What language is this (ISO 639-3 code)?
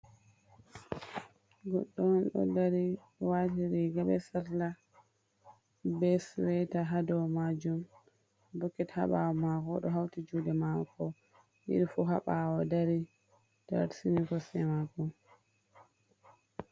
ful